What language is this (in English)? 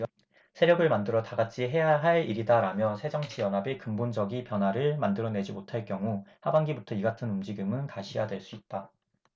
Korean